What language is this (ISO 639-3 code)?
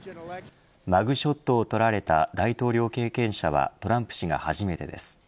jpn